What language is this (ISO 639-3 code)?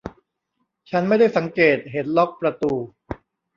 tha